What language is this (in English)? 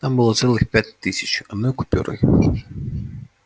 Russian